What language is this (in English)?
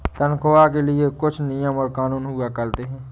Hindi